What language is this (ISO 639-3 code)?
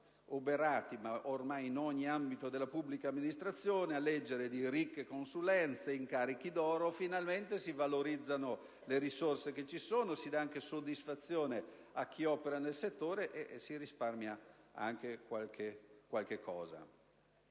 ita